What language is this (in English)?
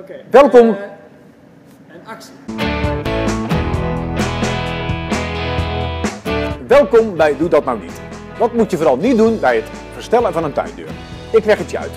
Dutch